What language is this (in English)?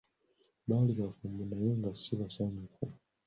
Ganda